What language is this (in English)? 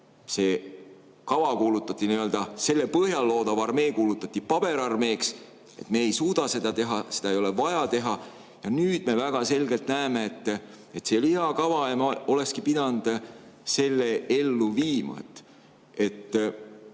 Estonian